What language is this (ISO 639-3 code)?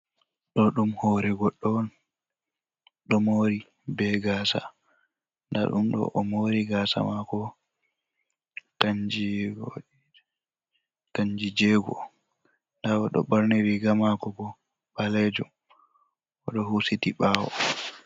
ful